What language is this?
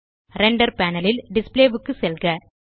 Tamil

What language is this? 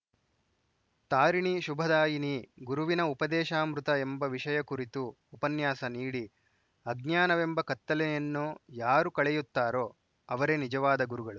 Kannada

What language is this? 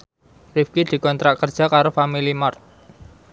Javanese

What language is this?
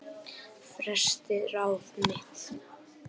Icelandic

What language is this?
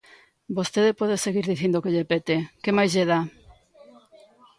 Galician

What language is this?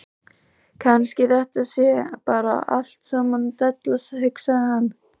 Icelandic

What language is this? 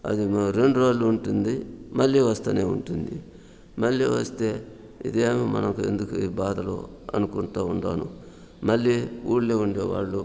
Telugu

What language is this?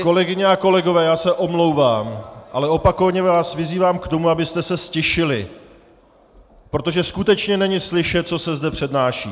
Czech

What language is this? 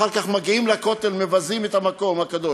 Hebrew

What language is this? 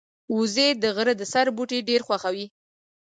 Pashto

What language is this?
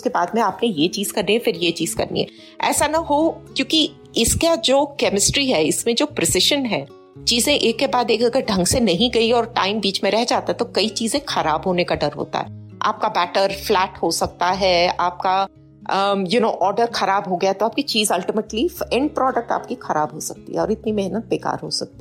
Hindi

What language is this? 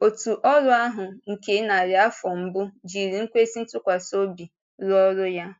Igbo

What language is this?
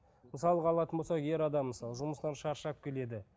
Kazakh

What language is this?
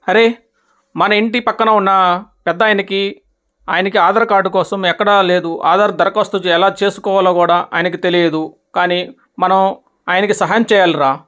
Telugu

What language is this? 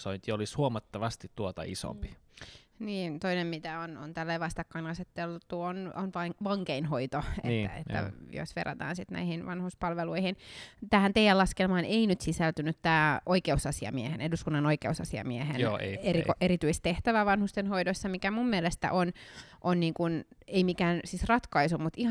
Finnish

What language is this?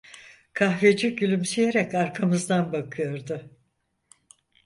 Turkish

